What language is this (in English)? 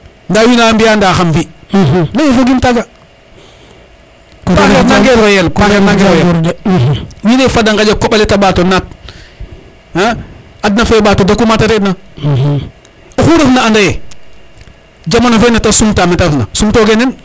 Serer